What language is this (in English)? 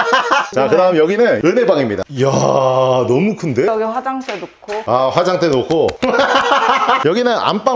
Korean